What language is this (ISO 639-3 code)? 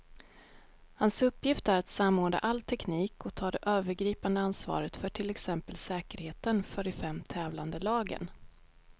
swe